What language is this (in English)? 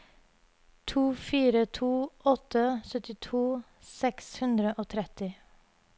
Norwegian